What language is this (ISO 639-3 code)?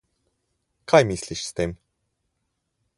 slv